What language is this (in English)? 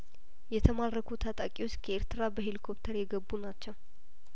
Amharic